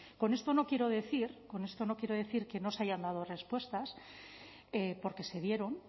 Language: Spanish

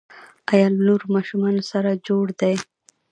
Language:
Pashto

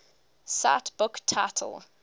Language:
English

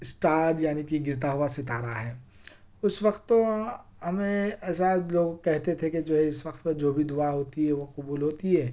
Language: Urdu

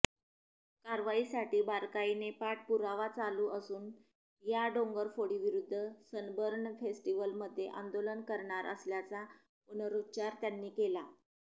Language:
Marathi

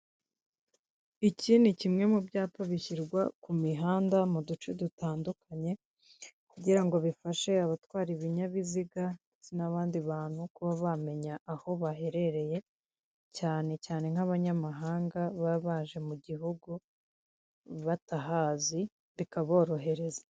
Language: Kinyarwanda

